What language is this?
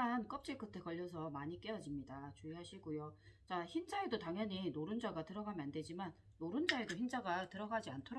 Korean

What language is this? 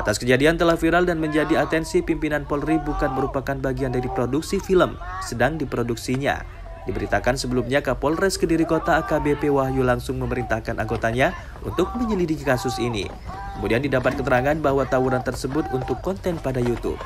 Indonesian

